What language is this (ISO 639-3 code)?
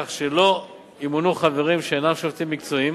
heb